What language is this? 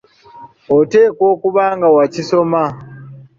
Ganda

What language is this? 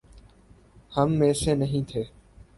Urdu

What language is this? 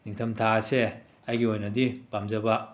Manipuri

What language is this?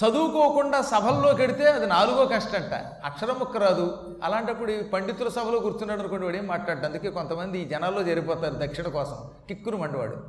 Telugu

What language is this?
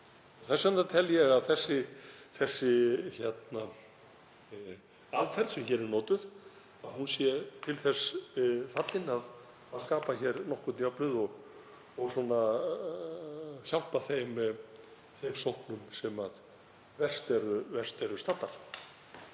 Icelandic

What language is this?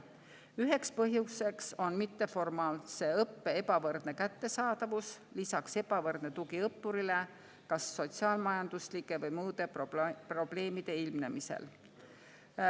Estonian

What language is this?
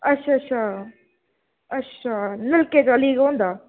Dogri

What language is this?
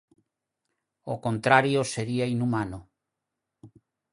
Galician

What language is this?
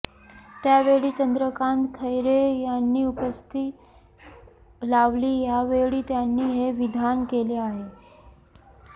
Marathi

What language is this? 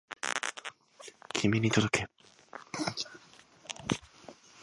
Japanese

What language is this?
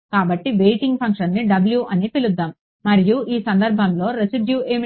Telugu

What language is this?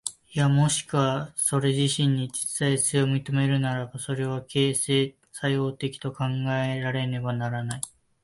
Japanese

